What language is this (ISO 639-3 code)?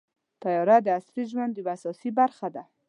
pus